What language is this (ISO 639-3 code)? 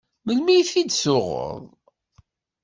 kab